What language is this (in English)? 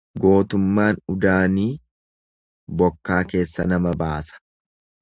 Oromo